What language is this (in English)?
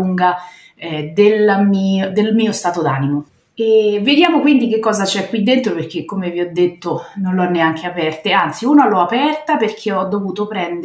Italian